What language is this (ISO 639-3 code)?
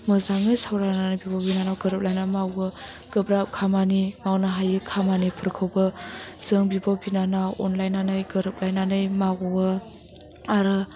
brx